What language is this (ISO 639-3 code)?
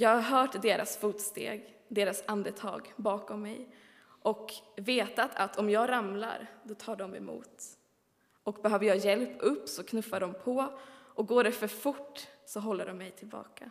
swe